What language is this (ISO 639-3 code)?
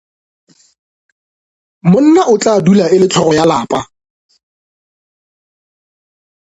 nso